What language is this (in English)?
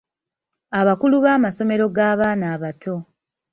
Ganda